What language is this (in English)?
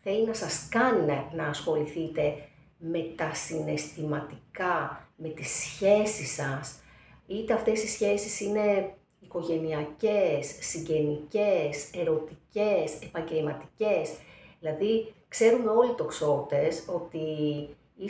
Greek